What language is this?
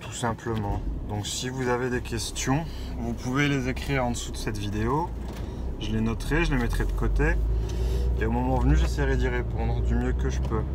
French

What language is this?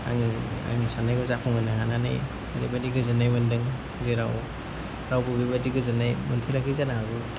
Bodo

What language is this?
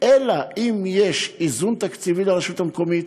Hebrew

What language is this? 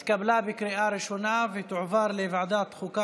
Hebrew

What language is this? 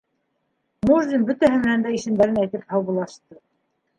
Bashkir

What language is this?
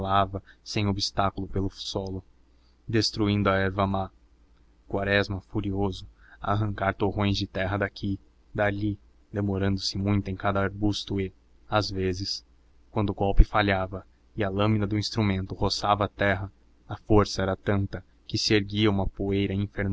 Portuguese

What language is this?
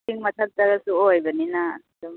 Manipuri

